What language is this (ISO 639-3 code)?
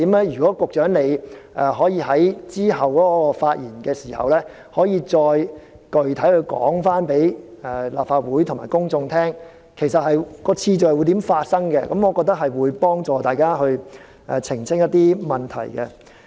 yue